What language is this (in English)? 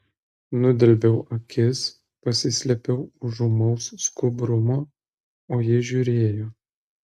Lithuanian